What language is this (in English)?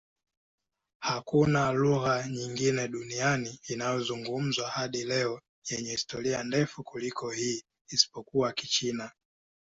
Swahili